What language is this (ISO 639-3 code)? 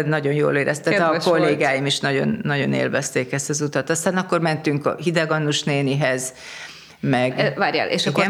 hun